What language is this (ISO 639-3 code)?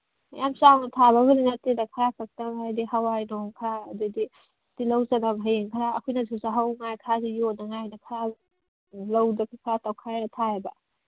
mni